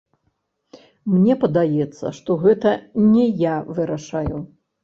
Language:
Belarusian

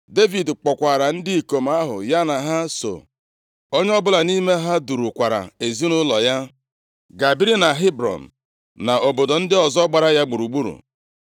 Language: Igbo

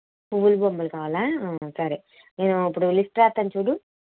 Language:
Telugu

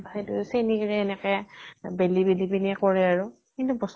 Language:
Assamese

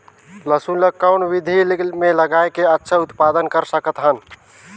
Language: Chhattisgarhi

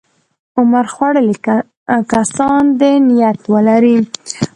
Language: Pashto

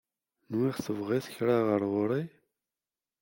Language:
Kabyle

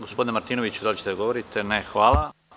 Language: Serbian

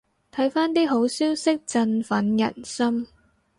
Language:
Cantonese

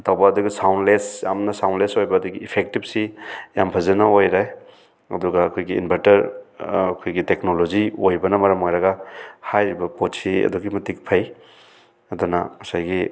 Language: Manipuri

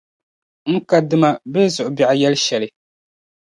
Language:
Dagbani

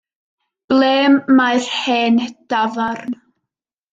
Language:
Welsh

